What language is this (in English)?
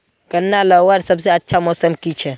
Magahi